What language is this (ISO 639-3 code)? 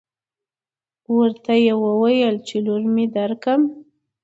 pus